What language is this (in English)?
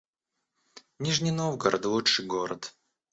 Russian